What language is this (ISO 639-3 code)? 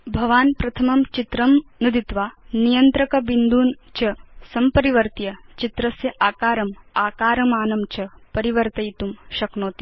san